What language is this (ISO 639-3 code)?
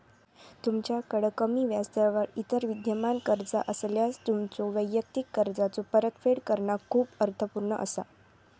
mar